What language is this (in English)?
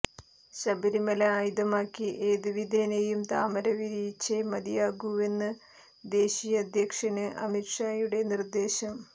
Malayalam